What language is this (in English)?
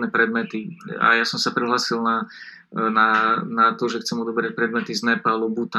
Slovak